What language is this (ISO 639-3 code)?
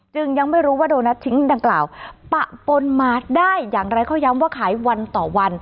tha